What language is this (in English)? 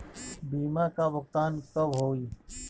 Bhojpuri